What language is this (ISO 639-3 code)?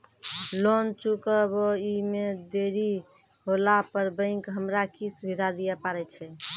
mai